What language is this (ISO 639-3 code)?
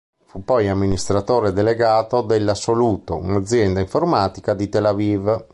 ita